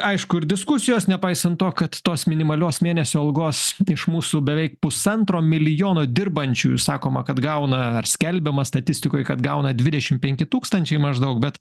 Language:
Lithuanian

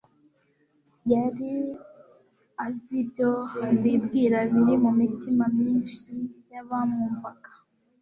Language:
Kinyarwanda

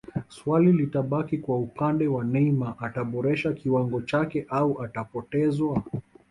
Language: Swahili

